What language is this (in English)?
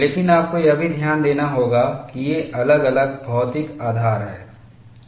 Hindi